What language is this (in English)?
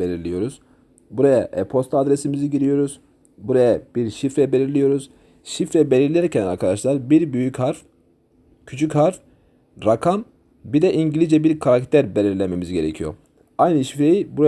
Turkish